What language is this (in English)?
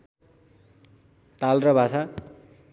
Nepali